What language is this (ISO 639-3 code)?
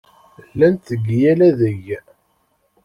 kab